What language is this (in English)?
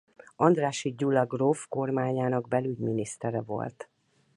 Hungarian